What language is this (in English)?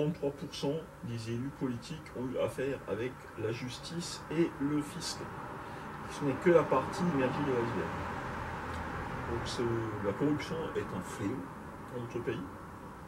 French